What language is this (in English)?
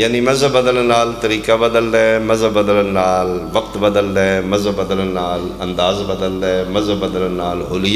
Arabic